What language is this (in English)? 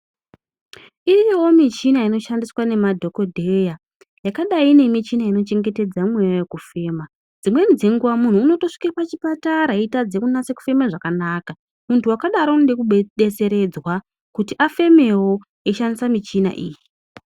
Ndau